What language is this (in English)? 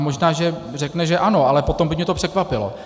Czech